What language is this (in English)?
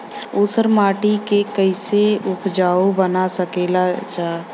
Bhojpuri